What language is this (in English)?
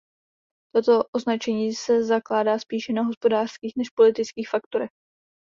Czech